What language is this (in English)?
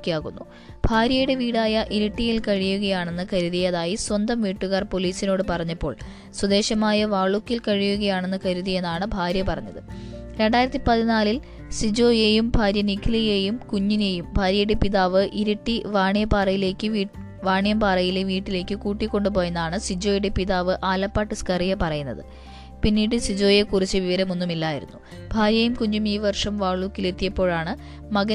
Malayalam